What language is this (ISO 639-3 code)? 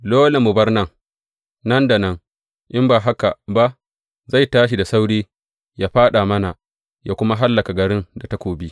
hau